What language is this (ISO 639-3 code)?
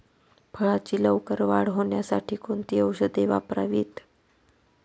mar